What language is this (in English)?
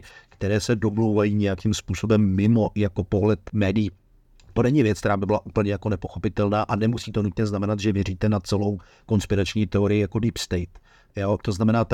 Czech